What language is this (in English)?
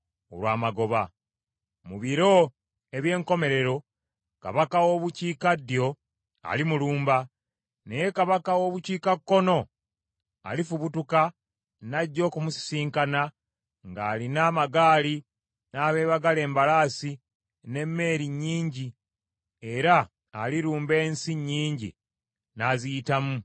Ganda